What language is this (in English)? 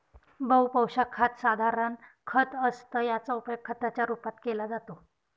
Marathi